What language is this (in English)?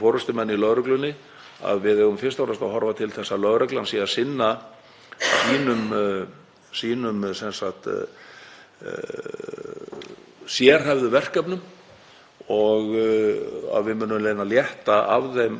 Icelandic